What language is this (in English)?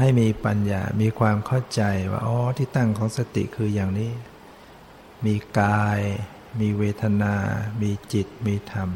Thai